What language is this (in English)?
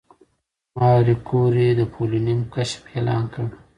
Pashto